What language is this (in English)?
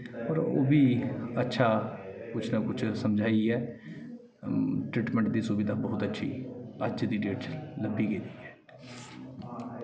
Dogri